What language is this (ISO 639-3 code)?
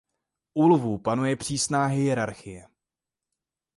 ces